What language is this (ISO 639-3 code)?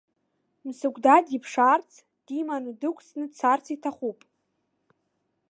abk